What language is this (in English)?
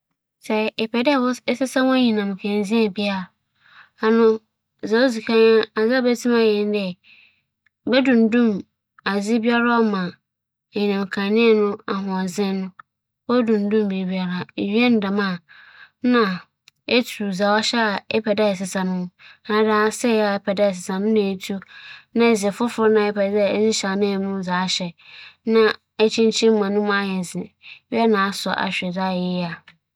Akan